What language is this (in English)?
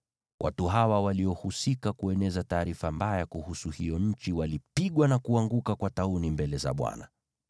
Swahili